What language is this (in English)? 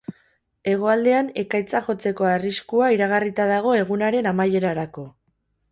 Basque